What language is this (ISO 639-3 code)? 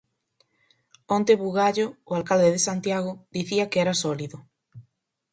glg